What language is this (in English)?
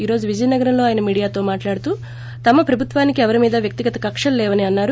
Telugu